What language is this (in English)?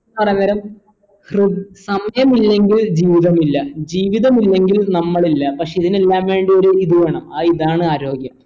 Malayalam